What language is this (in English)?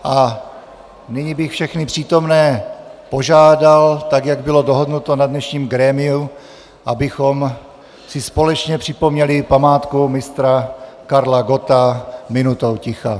Czech